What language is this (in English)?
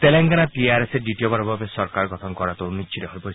Assamese